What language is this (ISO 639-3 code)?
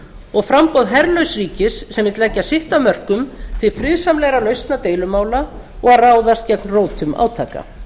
isl